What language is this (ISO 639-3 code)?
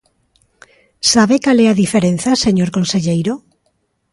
glg